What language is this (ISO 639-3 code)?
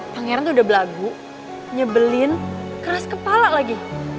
ind